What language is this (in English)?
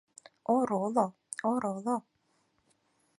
Mari